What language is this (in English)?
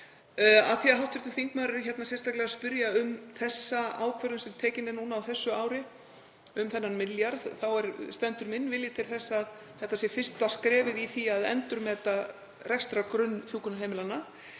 Icelandic